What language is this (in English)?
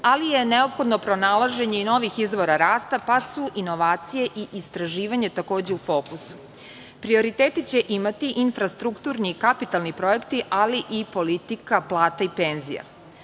Serbian